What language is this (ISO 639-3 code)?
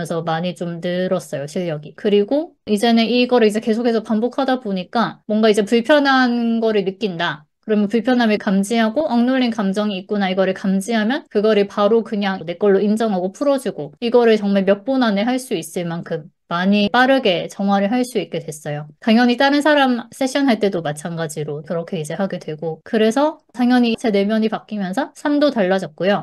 kor